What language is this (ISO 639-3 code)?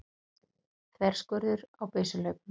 isl